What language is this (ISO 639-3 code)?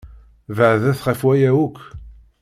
kab